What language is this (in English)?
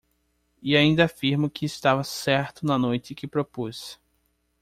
Portuguese